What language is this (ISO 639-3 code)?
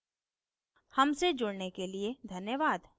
hin